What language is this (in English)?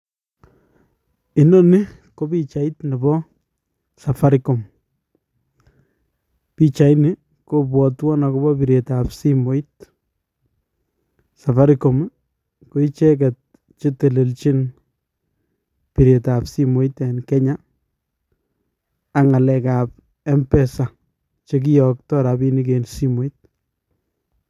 Kalenjin